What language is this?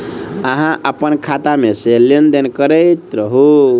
Maithili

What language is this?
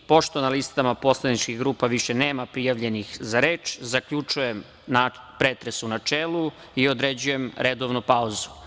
Serbian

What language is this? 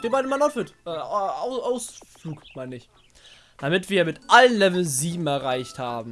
German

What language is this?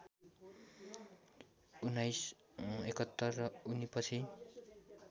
Nepali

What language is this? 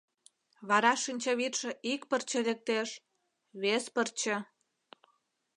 Mari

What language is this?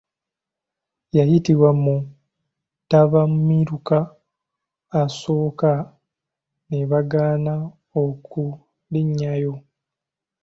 Ganda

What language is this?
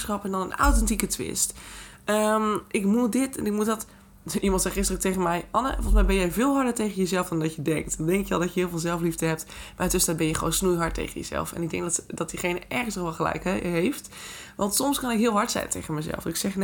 Dutch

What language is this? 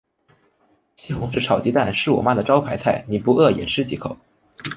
Chinese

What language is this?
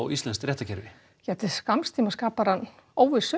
Icelandic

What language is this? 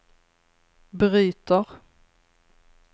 Swedish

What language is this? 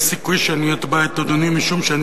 Hebrew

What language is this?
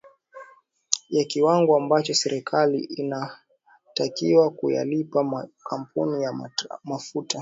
Swahili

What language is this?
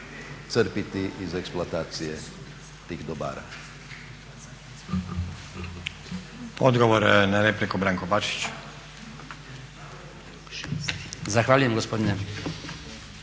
Croatian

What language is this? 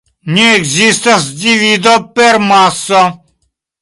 Esperanto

